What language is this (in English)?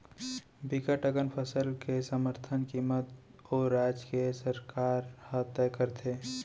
Chhattisgarhi